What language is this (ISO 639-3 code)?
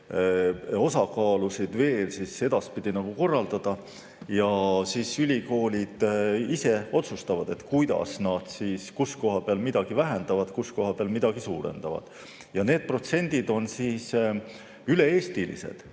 est